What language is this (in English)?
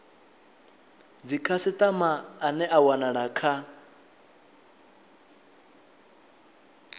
Venda